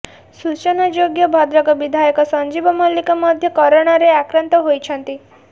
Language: Odia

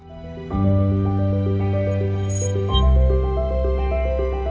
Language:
Indonesian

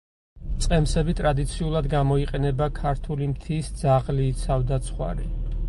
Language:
Georgian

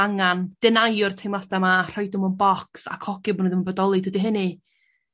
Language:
Welsh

